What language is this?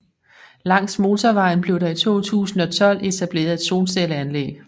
Danish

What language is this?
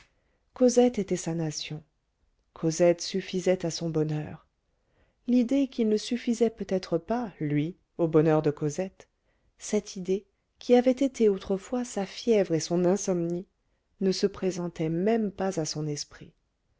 French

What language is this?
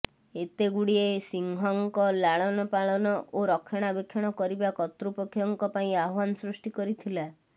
Odia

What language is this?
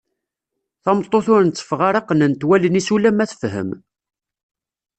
Kabyle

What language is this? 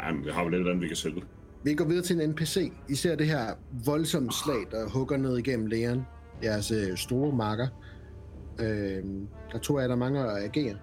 Danish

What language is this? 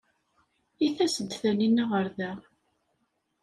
Kabyle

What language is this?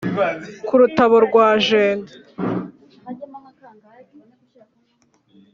Kinyarwanda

